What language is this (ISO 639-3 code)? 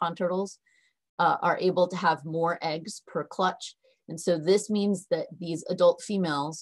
eng